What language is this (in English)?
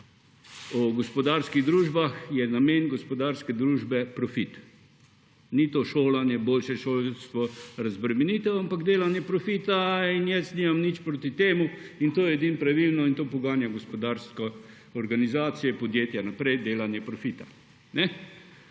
Slovenian